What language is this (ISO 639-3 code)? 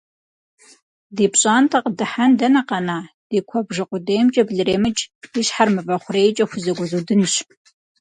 kbd